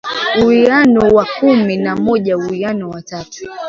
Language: Swahili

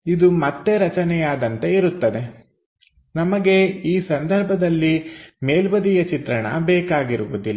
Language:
Kannada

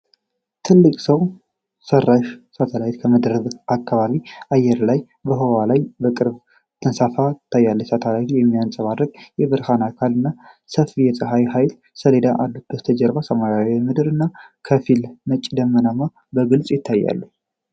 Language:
Amharic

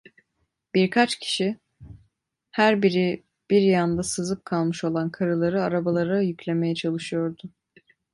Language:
Turkish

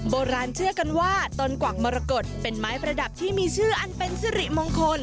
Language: Thai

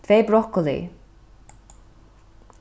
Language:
Faroese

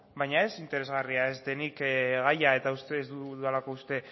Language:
Basque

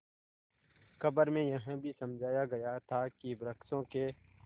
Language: Hindi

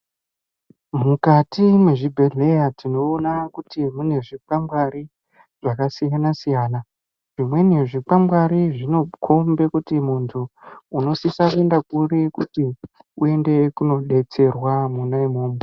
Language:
Ndau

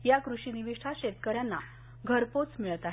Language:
Marathi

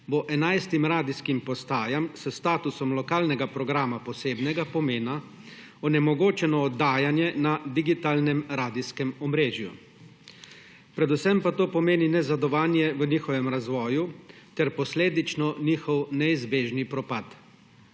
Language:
Slovenian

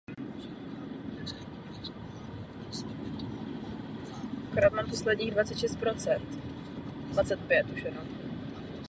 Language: Czech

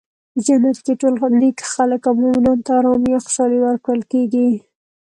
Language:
Pashto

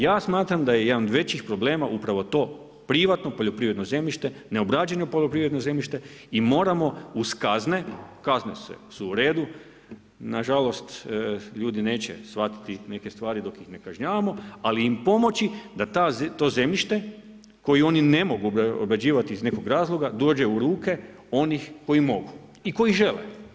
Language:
Croatian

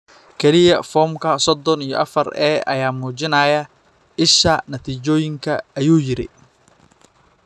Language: Somali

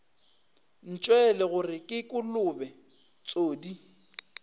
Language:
Northern Sotho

